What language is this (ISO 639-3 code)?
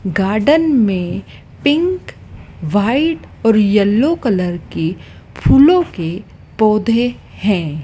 hin